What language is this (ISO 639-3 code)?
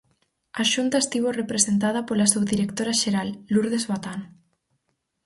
glg